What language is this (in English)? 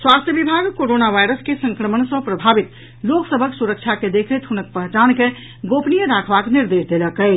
Maithili